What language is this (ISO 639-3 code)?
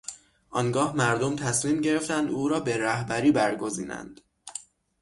fas